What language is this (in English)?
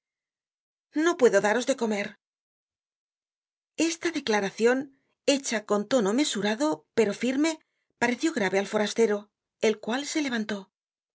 Spanish